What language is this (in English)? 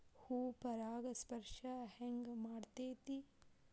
Kannada